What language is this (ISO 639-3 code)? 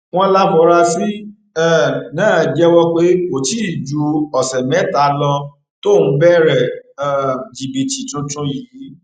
yor